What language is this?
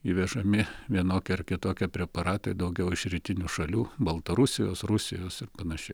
Lithuanian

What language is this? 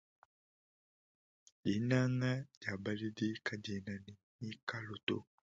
Luba-Lulua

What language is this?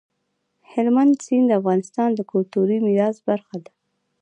Pashto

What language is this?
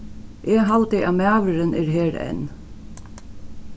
Faroese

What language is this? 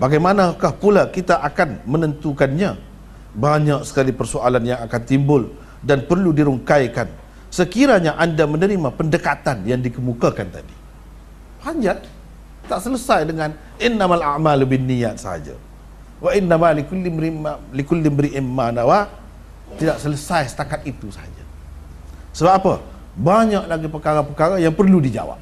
Malay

